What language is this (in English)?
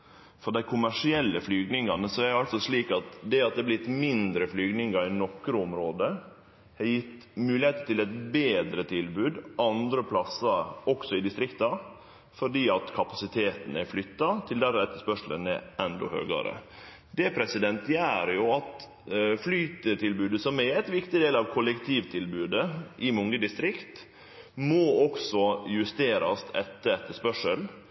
Norwegian Nynorsk